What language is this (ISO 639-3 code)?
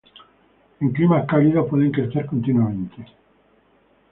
spa